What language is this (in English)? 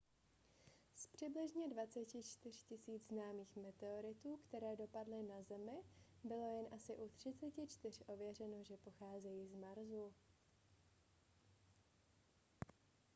Czech